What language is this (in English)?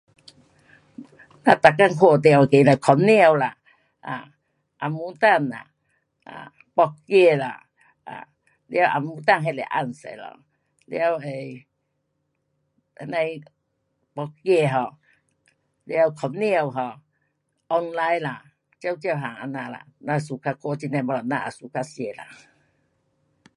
Pu-Xian Chinese